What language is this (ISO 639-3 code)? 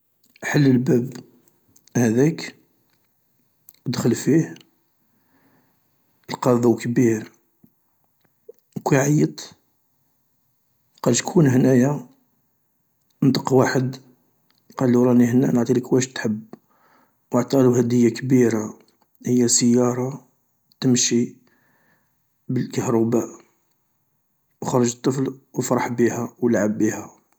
arq